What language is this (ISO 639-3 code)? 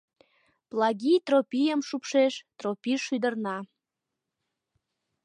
chm